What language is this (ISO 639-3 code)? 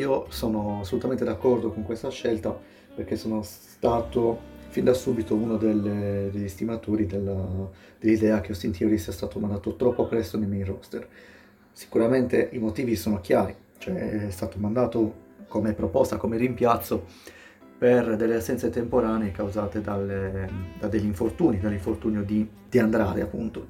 ita